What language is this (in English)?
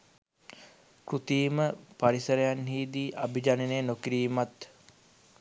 Sinhala